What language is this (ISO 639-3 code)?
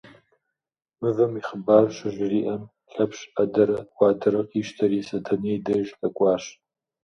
kbd